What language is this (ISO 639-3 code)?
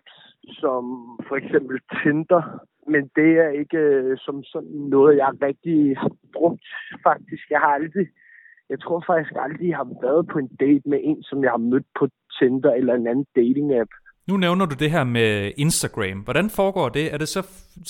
dan